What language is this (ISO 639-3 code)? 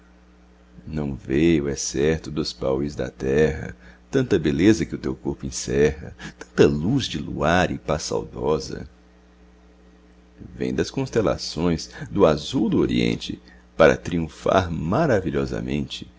por